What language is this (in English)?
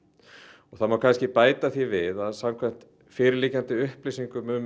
Icelandic